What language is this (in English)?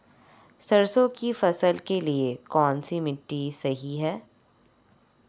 Hindi